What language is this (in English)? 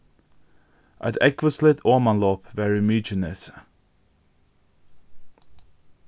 Faroese